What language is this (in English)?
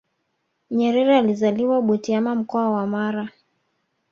Swahili